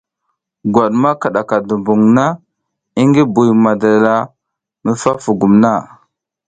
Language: South Giziga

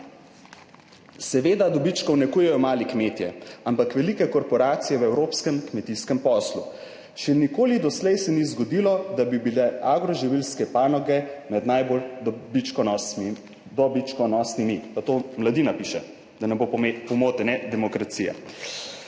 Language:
Slovenian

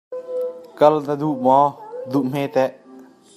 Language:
Hakha Chin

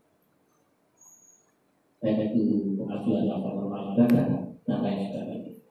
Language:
Indonesian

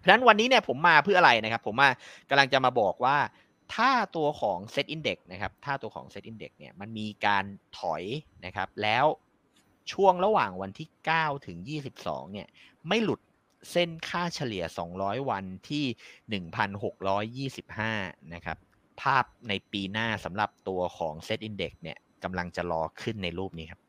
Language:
Thai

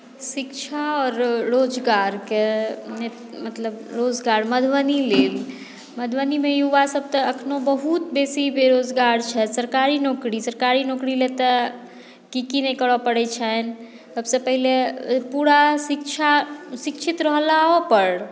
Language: Maithili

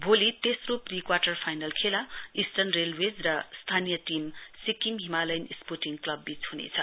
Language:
Nepali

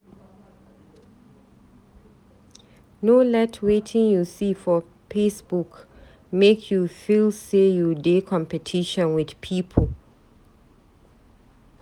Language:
Nigerian Pidgin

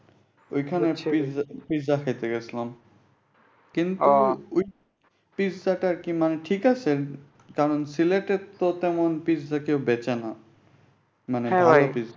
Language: Bangla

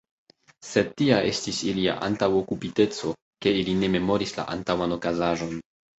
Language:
Esperanto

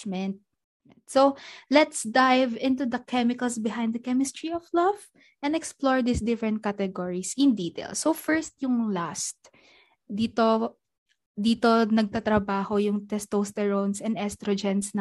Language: Filipino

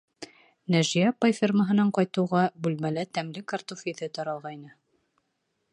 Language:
Bashkir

